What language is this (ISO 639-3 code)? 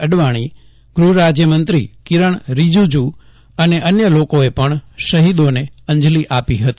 guj